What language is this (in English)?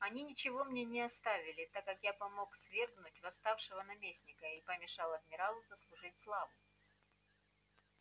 Russian